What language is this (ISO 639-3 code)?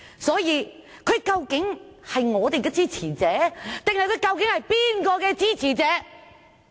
yue